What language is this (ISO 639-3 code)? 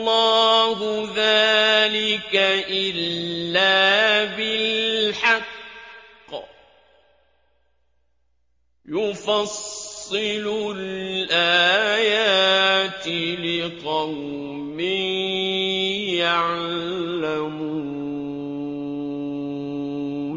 ara